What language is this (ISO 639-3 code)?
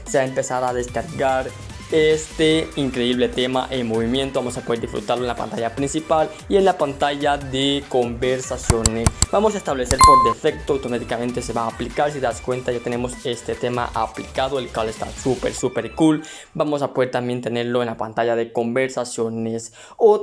spa